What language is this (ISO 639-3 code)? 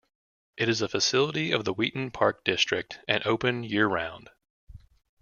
eng